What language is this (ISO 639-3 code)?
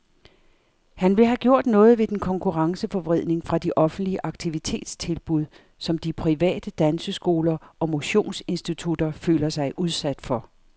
dan